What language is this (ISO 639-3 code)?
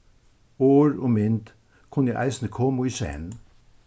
fao